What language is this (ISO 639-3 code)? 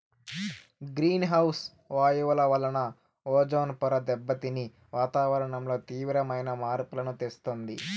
tel